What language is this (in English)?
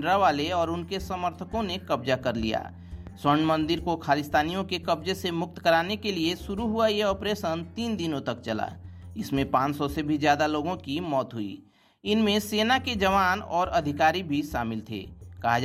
Hindi